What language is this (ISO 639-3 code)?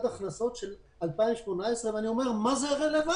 heb